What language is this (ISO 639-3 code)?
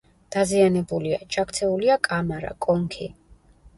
kat